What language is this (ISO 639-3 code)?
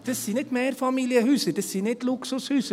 gsw